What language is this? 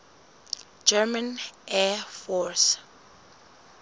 Southern Sotho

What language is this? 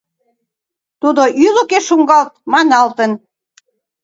Mari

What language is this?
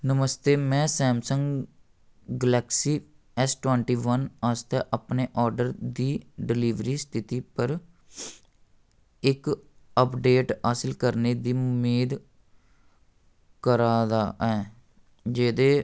Dogri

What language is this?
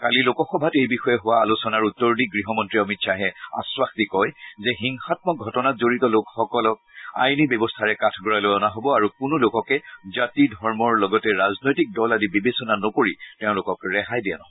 Assamese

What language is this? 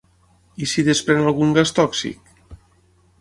Catalan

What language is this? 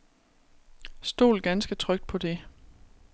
Danish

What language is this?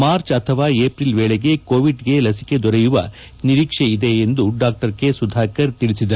Kannada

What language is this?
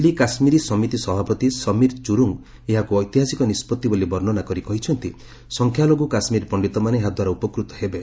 Odia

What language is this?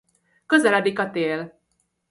Hungarian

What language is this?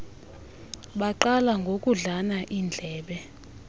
Xhosa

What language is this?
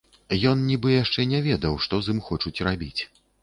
Belarusian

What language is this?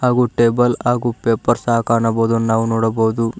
Kannada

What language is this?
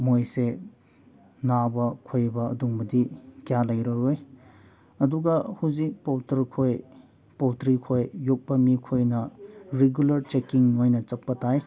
Manipuri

